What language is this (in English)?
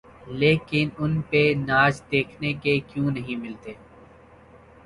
Urdu